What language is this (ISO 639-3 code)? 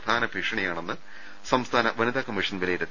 mal